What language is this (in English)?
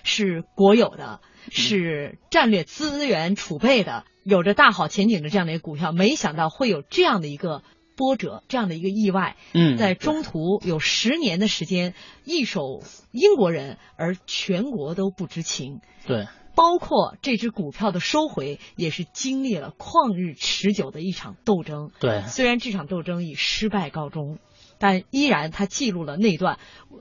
Chinese